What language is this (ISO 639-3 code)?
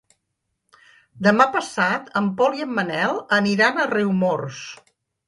cat